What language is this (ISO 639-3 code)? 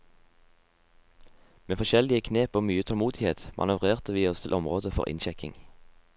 nor